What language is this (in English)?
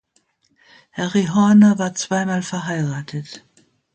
German